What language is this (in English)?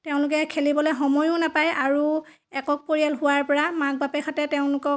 Assamese